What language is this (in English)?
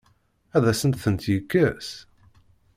Kabyle